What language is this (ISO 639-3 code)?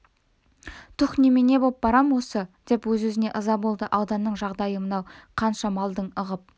kaz